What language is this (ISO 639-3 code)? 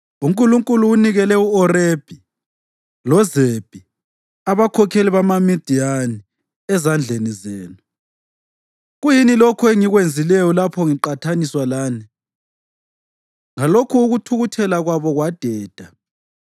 nde